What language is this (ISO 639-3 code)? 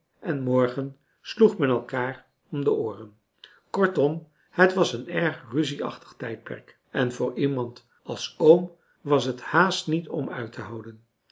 nld